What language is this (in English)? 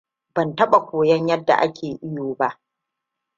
Hausa